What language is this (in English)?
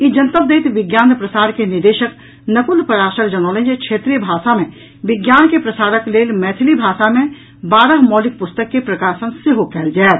Maithili